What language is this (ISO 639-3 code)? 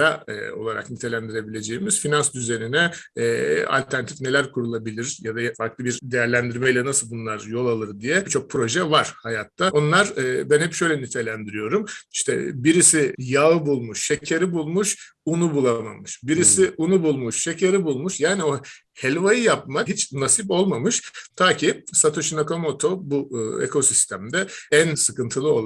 tur